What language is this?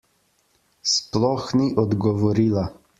Slovenian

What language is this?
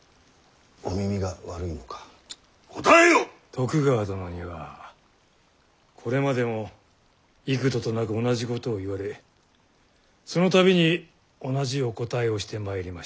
Japanese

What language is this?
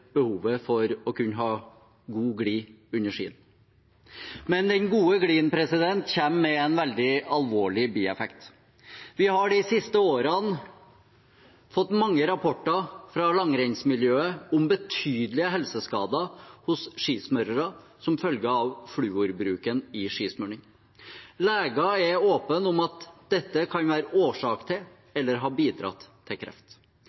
Norwegian Bokmål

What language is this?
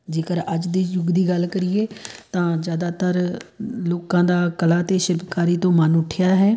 Punjabi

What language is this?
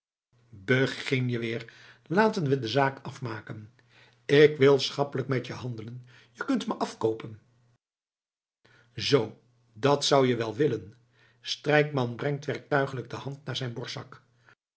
Dutch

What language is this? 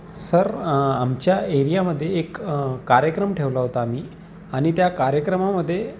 Marathi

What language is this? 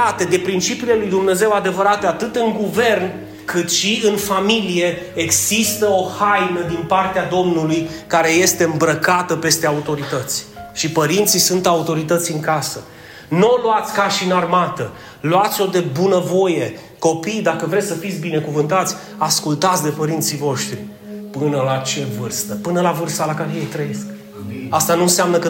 Romanian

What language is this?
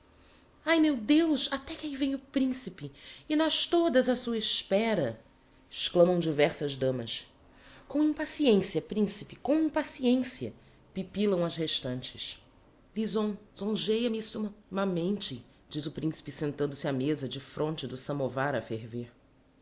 Portuguese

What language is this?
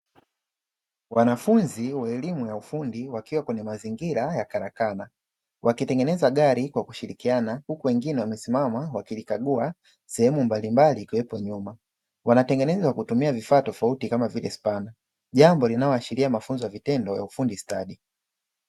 Swahili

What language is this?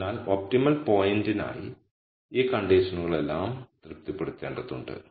Malayalam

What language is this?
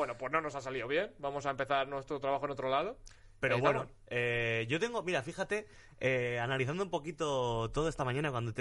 Spanish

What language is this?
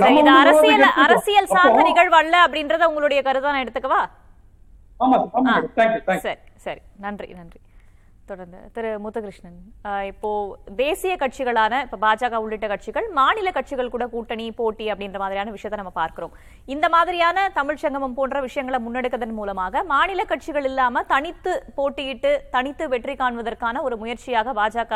Tamil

